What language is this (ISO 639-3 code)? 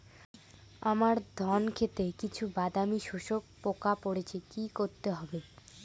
ben